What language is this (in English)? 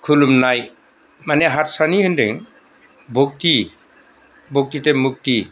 Bodo